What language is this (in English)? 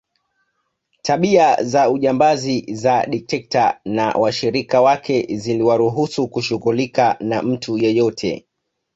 Swahili